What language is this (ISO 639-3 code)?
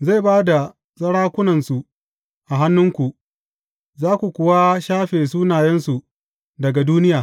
hau